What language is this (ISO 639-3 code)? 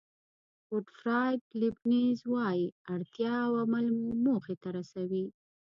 pus